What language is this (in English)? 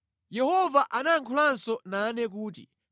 Nyanja